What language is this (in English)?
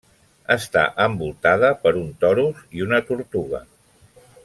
Catalan